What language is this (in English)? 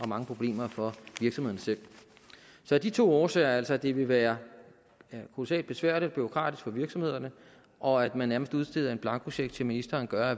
Danish